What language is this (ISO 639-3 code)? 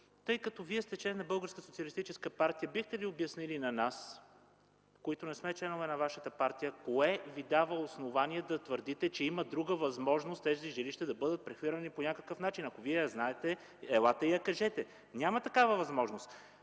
bul